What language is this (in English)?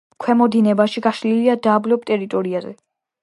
Georgian